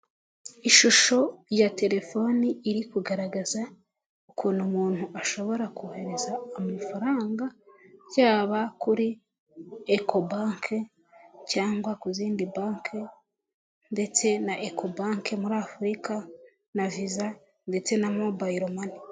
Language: Kinyarwanda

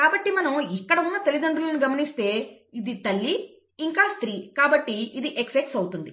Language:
Telugu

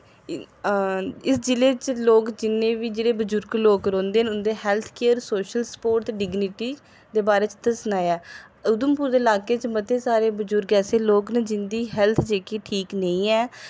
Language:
Dogri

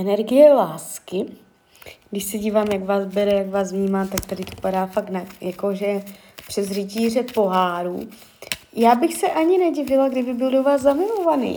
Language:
Czech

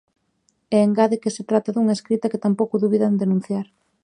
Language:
Galician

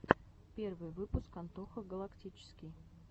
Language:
Russian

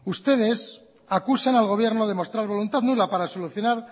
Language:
Spanish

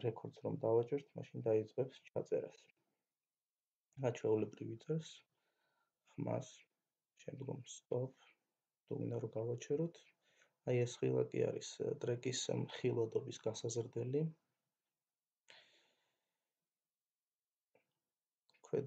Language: Romanian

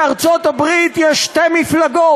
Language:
Hebrew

